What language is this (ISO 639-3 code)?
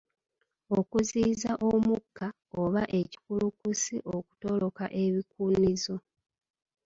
lug